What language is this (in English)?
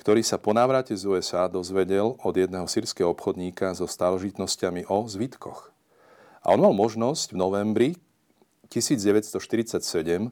Slovak